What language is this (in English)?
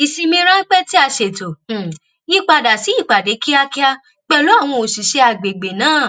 Yoruba